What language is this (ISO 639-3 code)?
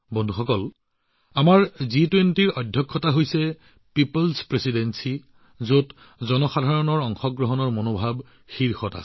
asm